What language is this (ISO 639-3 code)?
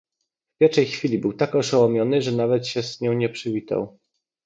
pol